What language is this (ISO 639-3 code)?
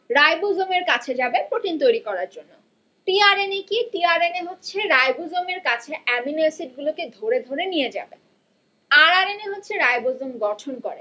ben